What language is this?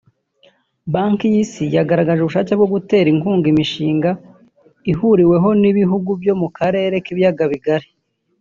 Kinyarwanda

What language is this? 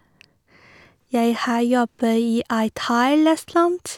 Norwegian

